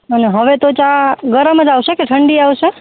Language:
Gujarati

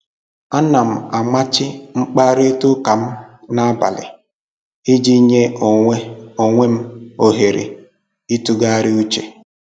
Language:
Igbo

